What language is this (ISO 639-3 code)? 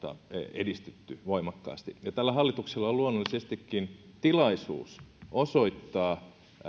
fin